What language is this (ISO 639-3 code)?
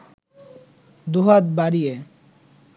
ben